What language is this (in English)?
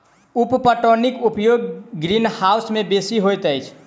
Maithili